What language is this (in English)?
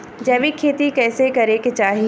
Bhojpuri